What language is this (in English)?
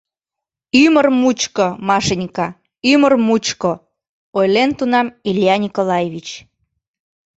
Mari